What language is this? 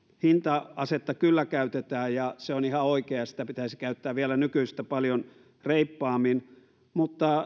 Finnish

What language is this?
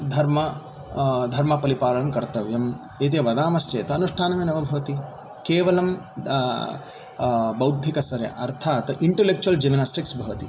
Sanskrit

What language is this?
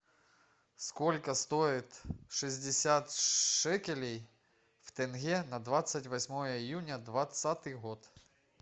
Russian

